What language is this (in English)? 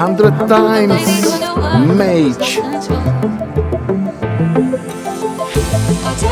Czech